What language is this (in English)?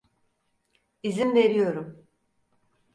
Turkish